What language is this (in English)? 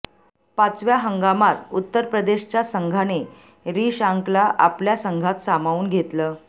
Marathi